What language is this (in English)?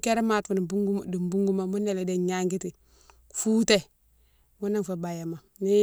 Mansoanka